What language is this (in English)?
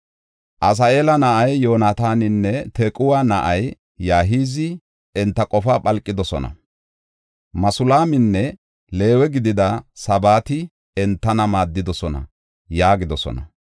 Gofa